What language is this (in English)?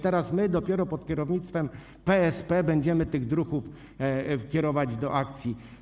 Polish